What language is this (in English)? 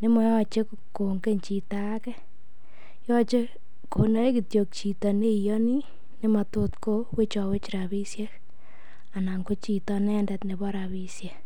Kalenjin